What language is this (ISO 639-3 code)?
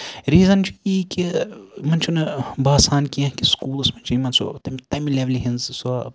kas